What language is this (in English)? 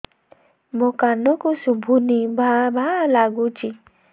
Odia